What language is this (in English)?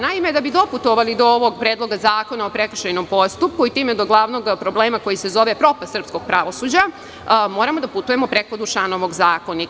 Serbian